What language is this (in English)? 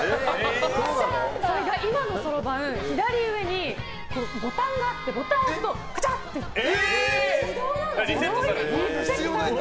Japanese